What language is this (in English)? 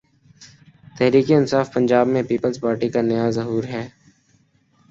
Urdu